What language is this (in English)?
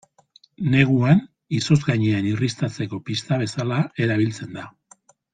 Basque